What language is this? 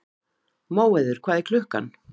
Icelandic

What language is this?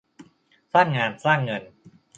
Thai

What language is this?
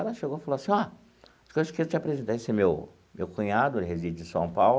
Portuguese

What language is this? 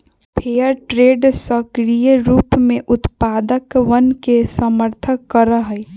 Magahi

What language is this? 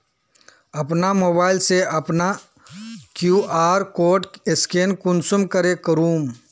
Magahi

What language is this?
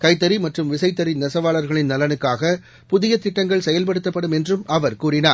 Tamil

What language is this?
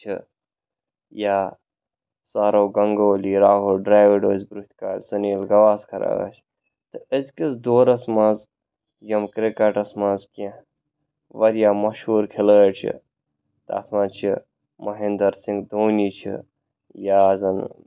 Kashmiri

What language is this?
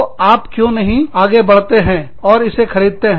Hindi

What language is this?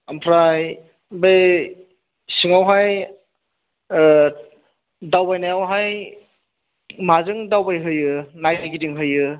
Bodo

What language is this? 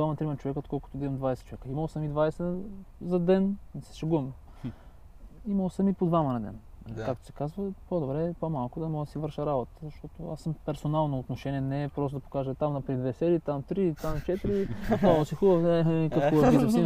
Bulgarian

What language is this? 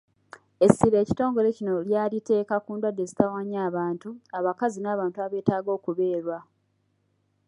Ganda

